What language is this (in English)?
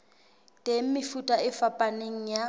Southern Sotho